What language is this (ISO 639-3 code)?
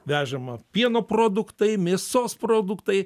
lit